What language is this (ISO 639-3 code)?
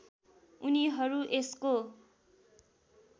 nep